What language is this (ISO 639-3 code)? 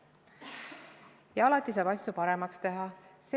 est